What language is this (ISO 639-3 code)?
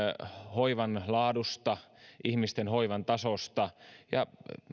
fin